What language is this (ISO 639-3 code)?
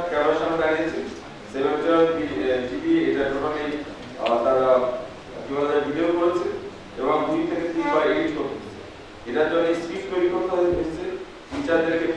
kor